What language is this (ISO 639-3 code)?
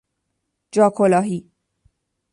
fas